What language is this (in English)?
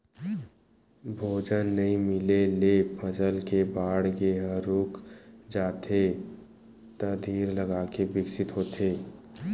Chhattisgarhi